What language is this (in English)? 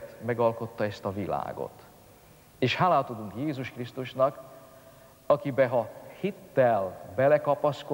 Hungarian